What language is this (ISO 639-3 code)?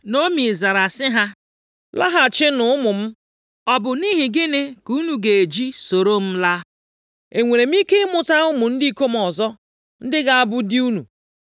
ibo